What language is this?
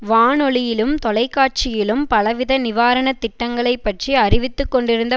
Tamil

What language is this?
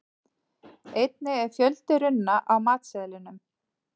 Icelandic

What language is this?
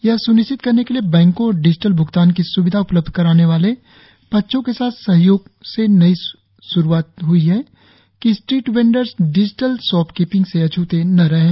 Hindi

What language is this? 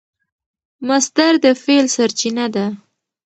Pashto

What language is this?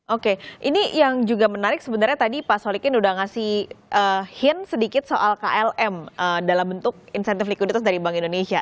Indonesian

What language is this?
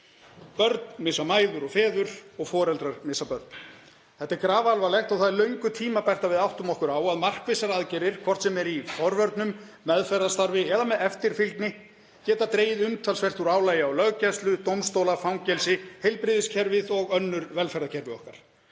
Icelandic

